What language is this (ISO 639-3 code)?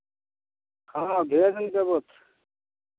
mai